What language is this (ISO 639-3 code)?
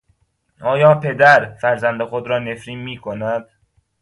fas